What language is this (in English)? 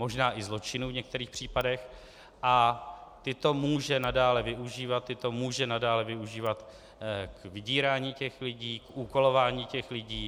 Czech